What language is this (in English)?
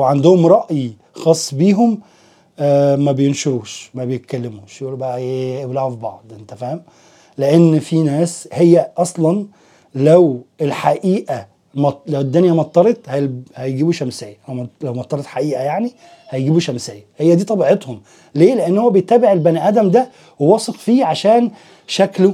Arabic